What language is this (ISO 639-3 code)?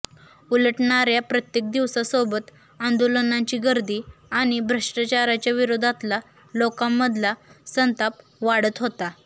mar